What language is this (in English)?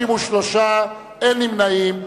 Hebrew